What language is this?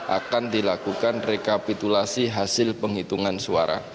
Indonesian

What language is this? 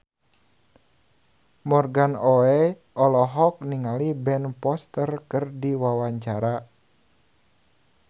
Sundanese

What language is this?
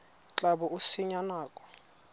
Tswana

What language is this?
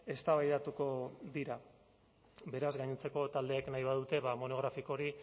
Basque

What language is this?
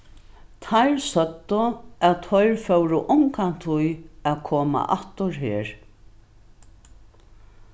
Faroese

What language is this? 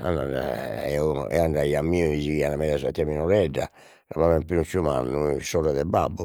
Sardinian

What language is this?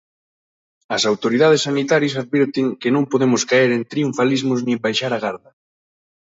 Galician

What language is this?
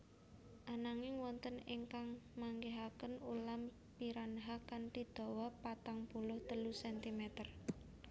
Javanese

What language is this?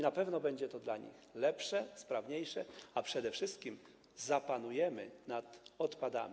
Polish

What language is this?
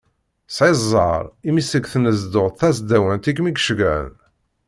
Kabyle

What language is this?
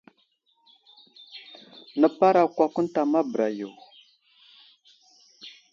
Wuzlam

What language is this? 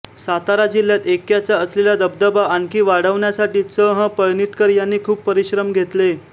Marathi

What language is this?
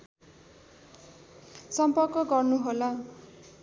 Nepali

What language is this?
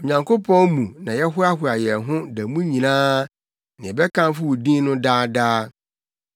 Akan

